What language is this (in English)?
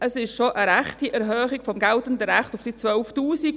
Swiss German